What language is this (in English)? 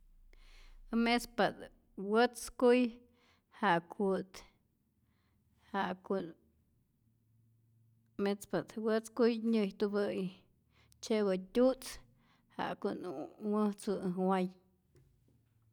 Rayón Zoque